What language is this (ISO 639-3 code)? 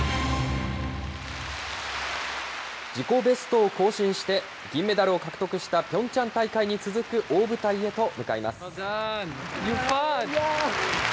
jpn